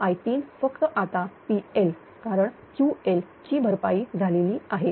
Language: Marathi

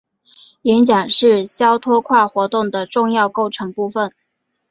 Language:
Chinese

